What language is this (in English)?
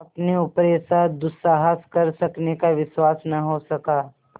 Hindi